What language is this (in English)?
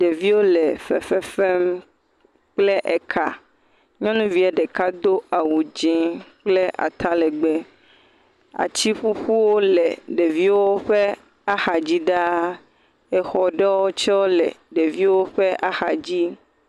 Ewe